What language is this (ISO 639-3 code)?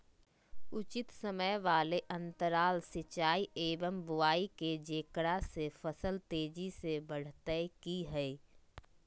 mag